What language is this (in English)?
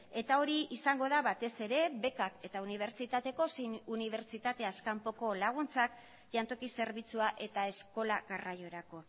Basque